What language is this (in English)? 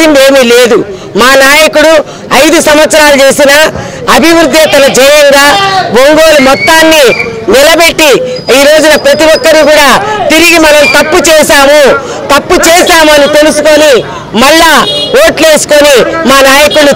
Telugu